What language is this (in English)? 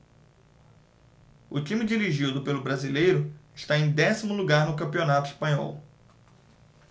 Portuguese